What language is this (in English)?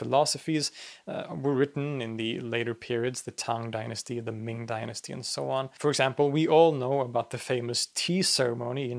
English